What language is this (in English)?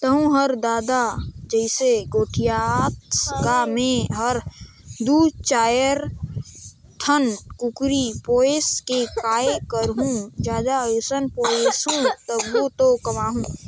Chhattisgarhi